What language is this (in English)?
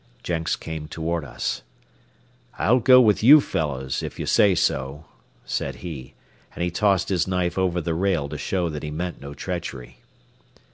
English